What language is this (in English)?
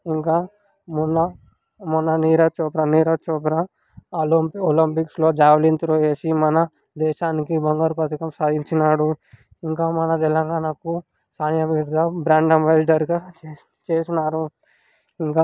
Telugu